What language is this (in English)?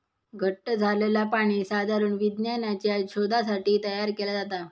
Marathi